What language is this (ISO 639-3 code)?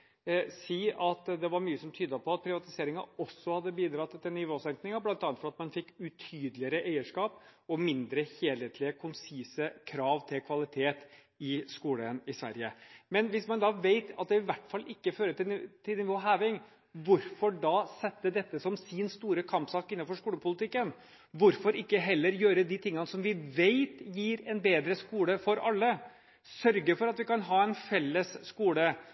nob